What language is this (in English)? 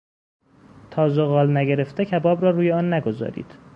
Persian